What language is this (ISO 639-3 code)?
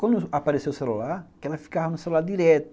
por